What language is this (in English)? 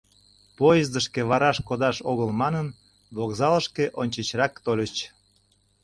Mari